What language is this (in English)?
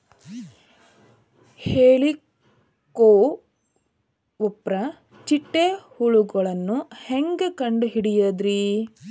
Kannada